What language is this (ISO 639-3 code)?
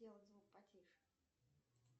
rus